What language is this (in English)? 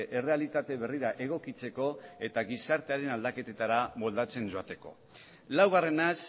Basque